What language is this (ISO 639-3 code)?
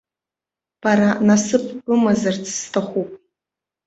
abk